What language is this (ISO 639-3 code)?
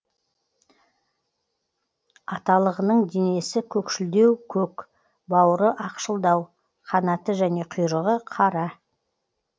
kaz